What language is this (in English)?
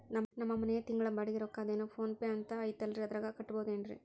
Kannada